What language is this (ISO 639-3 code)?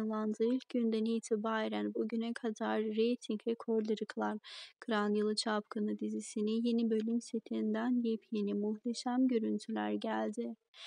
tur